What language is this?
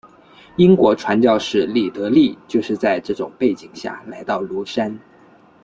Chinese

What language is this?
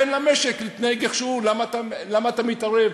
Hebrew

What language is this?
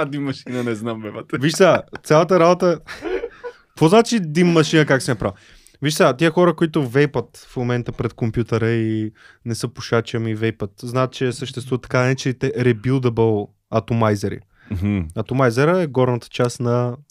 Bulgarian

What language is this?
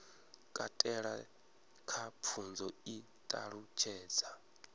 Venda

